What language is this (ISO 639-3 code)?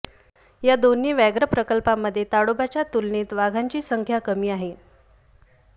mar